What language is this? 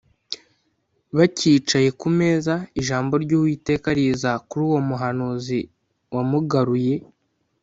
Kinyarwanda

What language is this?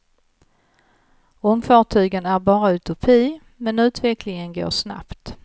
Swedish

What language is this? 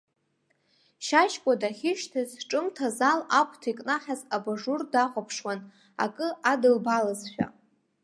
Abkhazian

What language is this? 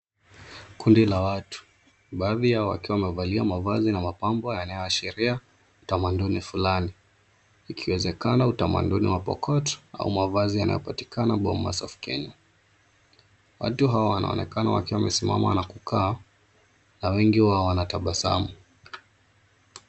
Swahili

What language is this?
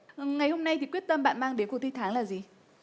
Vietnamese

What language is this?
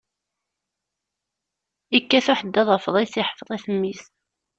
Kabyle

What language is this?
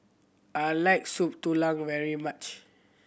English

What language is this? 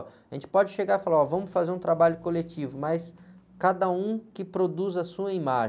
Portuguese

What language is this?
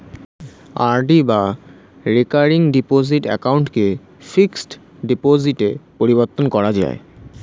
Bangla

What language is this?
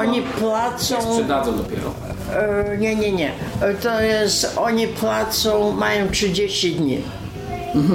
Polish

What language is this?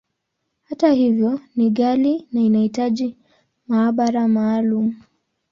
Swahili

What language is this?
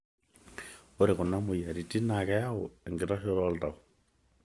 Masai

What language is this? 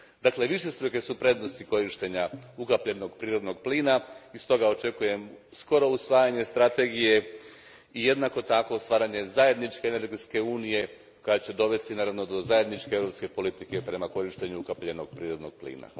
Croatian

